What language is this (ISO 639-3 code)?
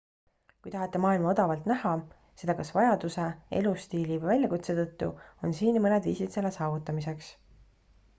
est